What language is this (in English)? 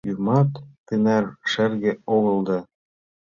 Mari